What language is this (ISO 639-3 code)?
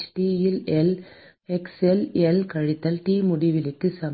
tam